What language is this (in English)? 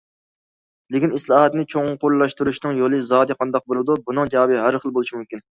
Uyghur